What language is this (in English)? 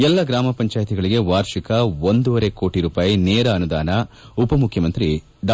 Kannada